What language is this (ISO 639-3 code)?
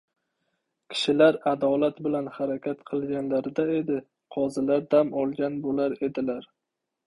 uzb